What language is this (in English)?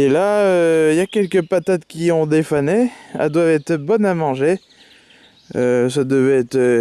French